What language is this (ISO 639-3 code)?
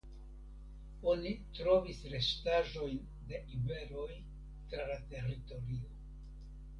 epo